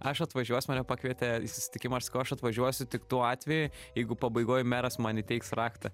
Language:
Lithuanian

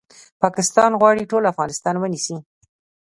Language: Pashto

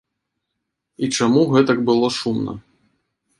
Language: Belarusian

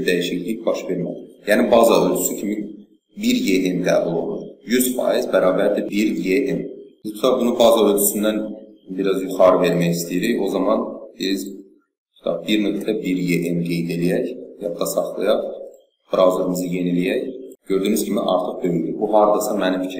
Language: Turkish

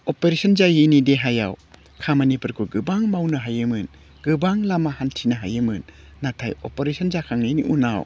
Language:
Bodo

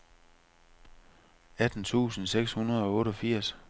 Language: Danish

